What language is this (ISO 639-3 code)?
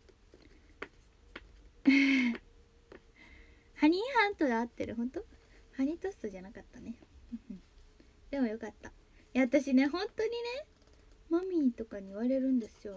jpn